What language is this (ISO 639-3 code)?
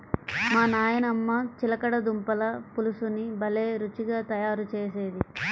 tel